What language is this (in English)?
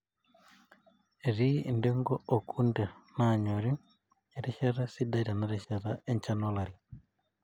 Masai